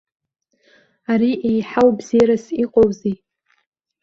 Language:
Abkhazian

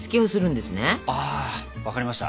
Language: Japanese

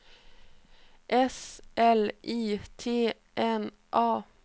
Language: Swedish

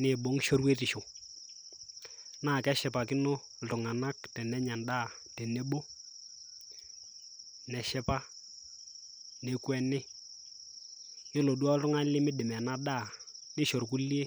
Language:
Masai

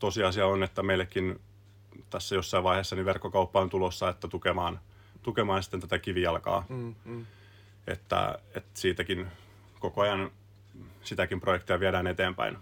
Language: Finnish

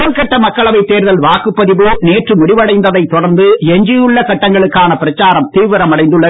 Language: Tamil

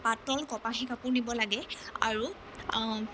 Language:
Assamese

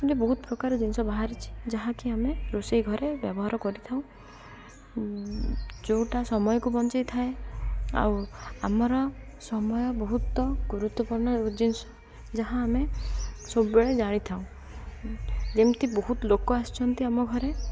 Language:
Odia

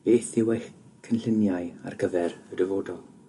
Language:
Welsh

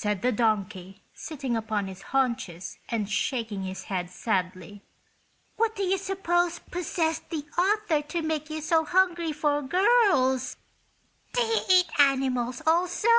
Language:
English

